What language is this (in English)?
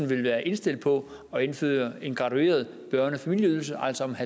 Danish